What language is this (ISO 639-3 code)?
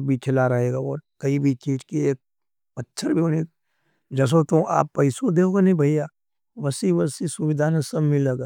noe